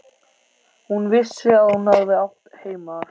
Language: Icelandic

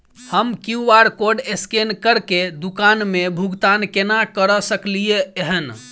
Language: Maithili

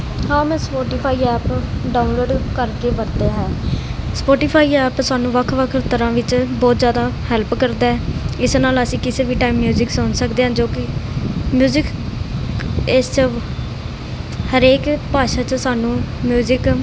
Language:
Punjabi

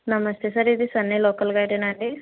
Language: Telugu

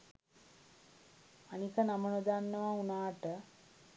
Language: Sinhala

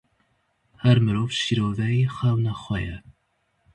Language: Kurdish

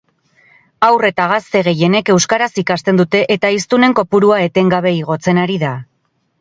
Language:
Basque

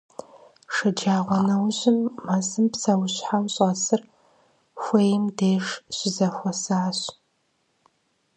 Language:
Kabardian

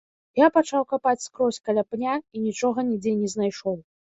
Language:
Belarusian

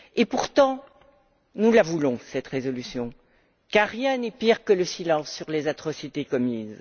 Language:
French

